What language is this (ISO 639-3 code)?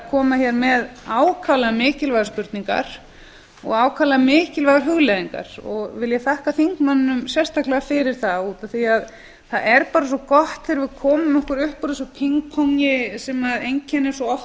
isl